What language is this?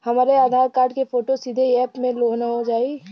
Bhojpuri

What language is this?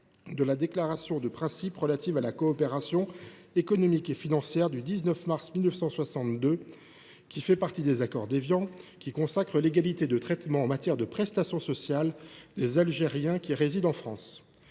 French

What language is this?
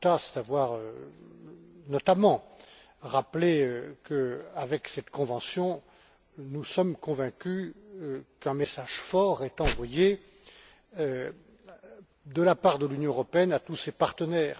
French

